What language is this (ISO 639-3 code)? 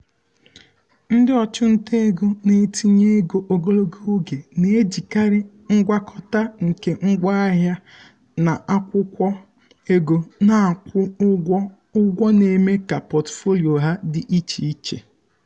ibo